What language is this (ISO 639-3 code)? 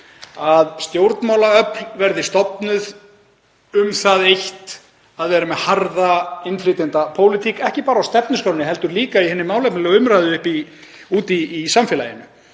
isl